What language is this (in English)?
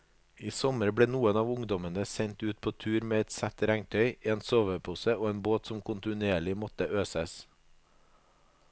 Norwegian